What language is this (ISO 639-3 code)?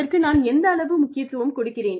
tam